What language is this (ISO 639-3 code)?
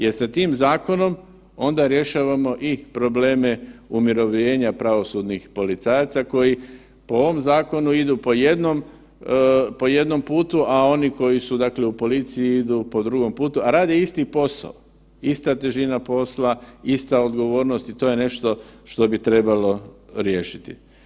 hrv